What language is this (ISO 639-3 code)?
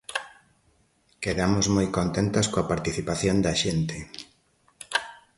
glg